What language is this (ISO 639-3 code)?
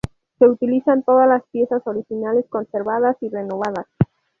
spa